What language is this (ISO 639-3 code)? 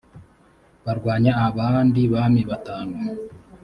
kin